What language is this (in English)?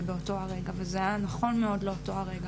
Hebrew